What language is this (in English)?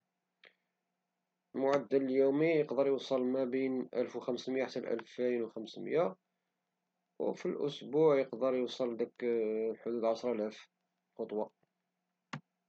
Moroccan Arabic